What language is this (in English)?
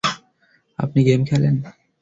Bangla